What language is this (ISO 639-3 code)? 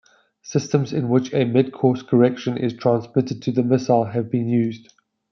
eng